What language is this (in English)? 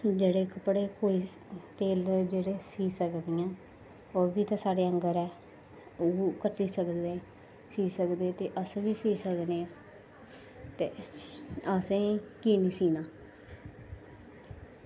Dogri